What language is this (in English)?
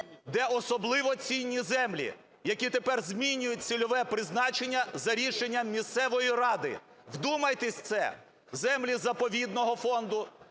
Ukrainian